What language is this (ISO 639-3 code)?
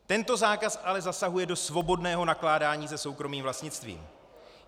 ces